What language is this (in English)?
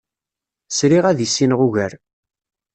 Kabyle